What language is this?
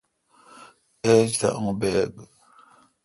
Kalkoti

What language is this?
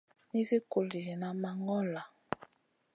Masana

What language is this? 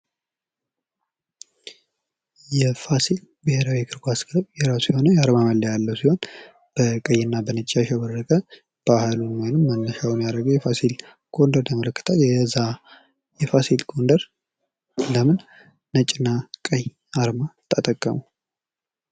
Amharic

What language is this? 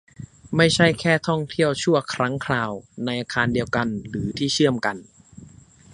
Thai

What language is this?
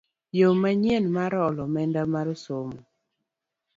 Luo (Kenya and Tanzania)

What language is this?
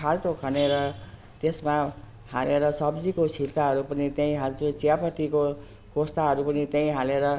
Nepali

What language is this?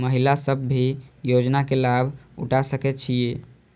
Maithili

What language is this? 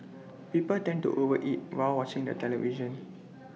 English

